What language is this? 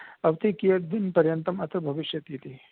Sanskrit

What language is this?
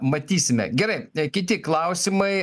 Lithuanian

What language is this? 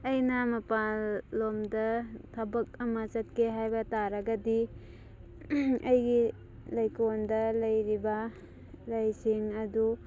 Manipuri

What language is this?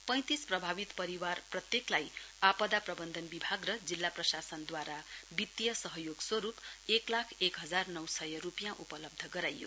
Nepali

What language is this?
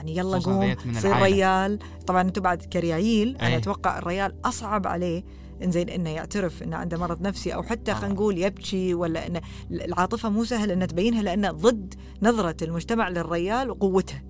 Arabic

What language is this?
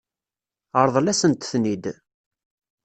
Kabyle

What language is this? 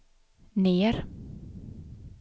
Swedish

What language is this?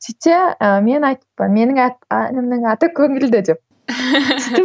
Kazakh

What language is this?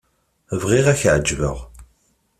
Kabyle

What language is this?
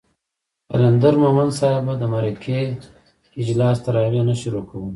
Pashto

